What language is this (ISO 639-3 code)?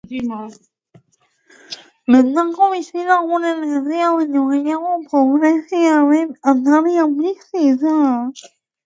eus